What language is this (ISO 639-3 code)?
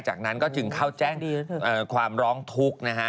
tha